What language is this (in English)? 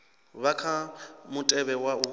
Venda